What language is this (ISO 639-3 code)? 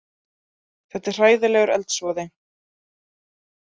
isl